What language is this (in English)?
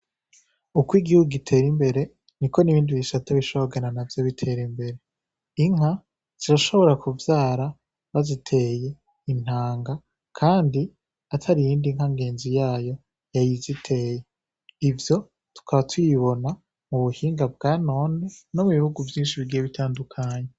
Rundi